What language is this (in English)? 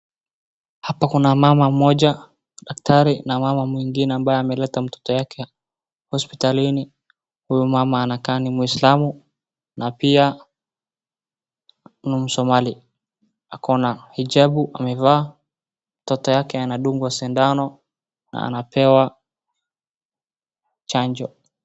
Swahili